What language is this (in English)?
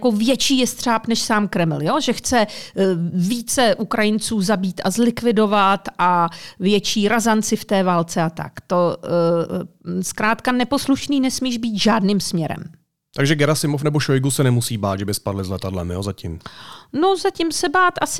Czech